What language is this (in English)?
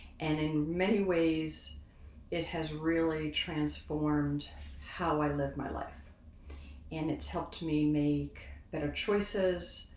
English